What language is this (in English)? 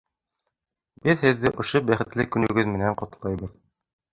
Bashkir